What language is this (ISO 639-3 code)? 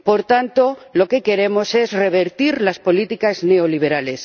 spa